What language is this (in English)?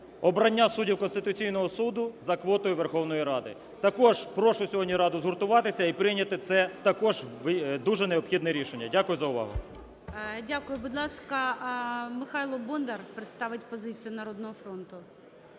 Ukrainian